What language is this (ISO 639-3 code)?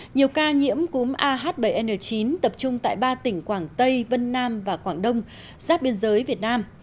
vie